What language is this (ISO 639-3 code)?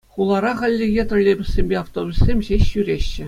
chv